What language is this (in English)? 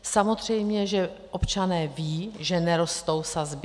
Czech